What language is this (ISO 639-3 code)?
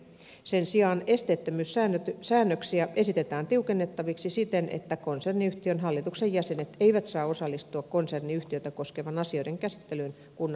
fin